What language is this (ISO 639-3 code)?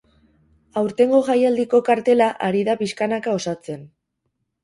eus